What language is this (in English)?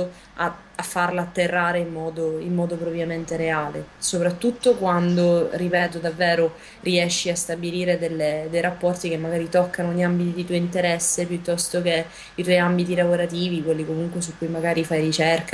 Italian